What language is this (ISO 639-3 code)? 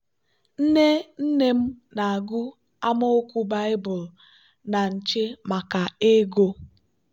ibo